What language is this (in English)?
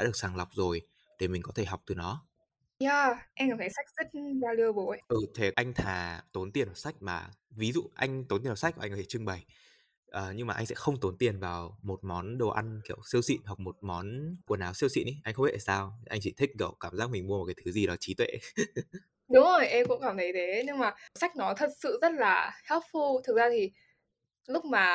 Vietnamese